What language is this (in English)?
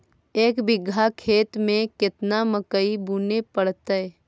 Magahi